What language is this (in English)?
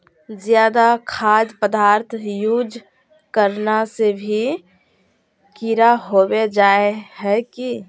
Magahi